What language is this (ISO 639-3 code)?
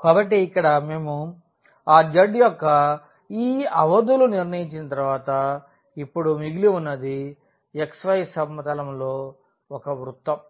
tel